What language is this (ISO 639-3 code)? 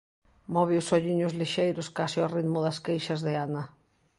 glg